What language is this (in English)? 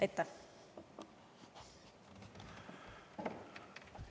Estonian